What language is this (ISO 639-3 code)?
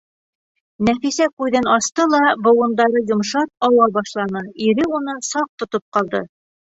bak